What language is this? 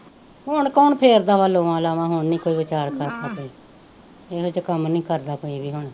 Punjabi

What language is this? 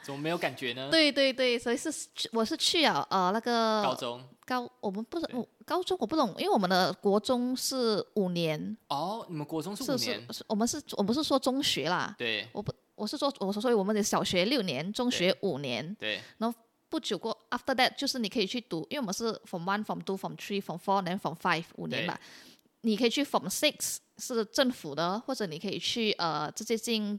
Chinese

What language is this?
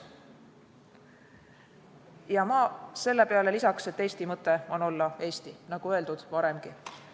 Estonian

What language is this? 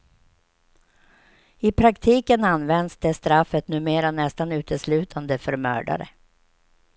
Swedish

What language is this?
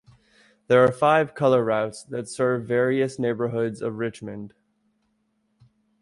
English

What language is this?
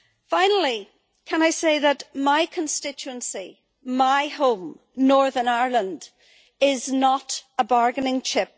English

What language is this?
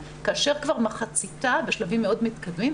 Hebrew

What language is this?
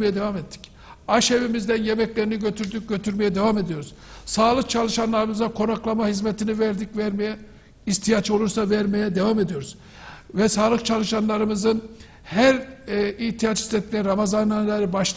Turkish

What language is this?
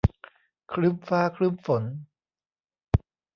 Thai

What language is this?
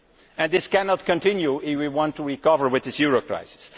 English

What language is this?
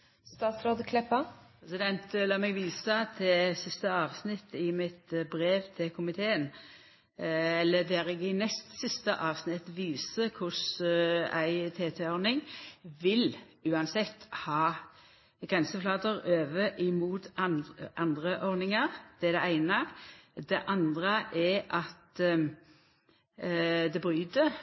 Norwegian Nynorsk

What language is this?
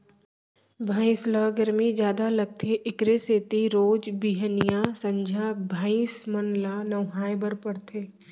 Chhattisgarhi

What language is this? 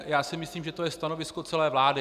Czech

